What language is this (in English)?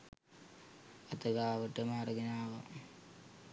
Sinhala